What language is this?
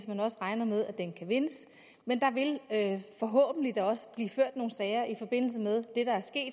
Danish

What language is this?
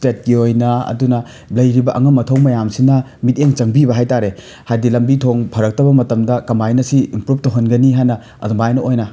Manipuri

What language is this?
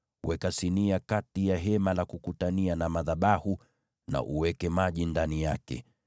Swahili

